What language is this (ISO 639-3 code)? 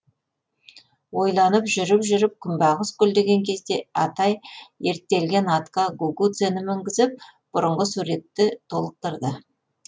kaz